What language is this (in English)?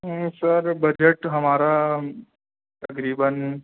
Urdu